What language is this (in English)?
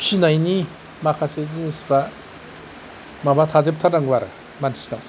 Bodo